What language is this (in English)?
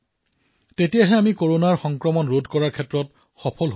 Assamese